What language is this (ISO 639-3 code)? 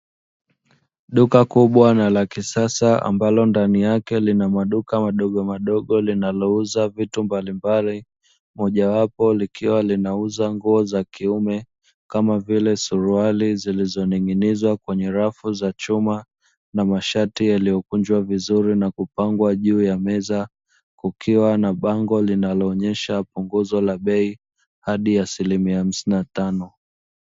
swa